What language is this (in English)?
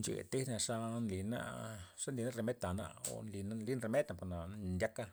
Loxicha Zapotec